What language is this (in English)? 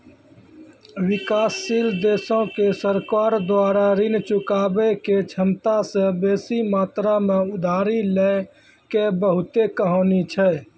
Maithili